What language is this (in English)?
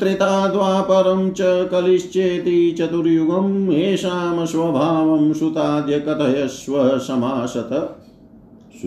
Hindi